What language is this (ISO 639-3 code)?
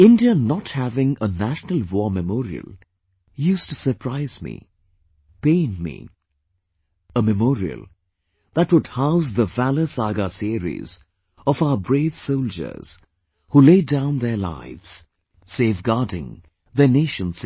eng